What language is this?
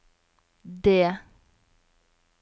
Norwegian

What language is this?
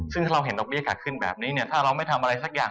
Thai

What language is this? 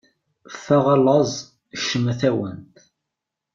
Kabyle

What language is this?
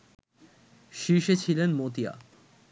Bangla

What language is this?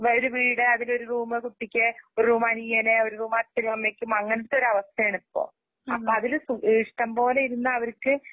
Malayalam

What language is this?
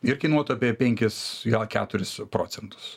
Lithuanian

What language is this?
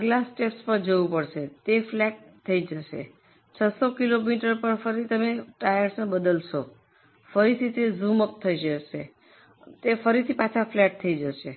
Gujarati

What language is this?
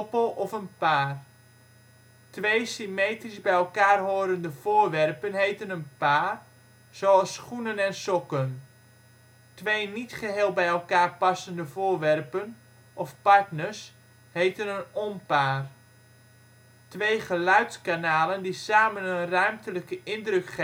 Dutch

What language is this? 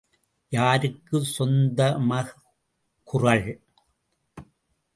Tamil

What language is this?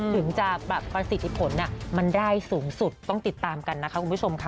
Thai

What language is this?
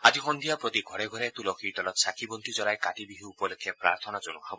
Assamese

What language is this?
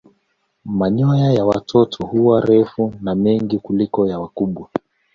Swahili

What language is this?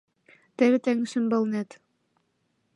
Mari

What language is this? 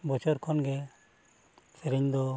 Santali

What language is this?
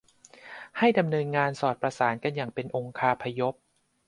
Thai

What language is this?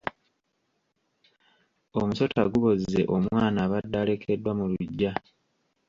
Ganda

